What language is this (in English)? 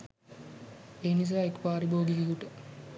Sinhala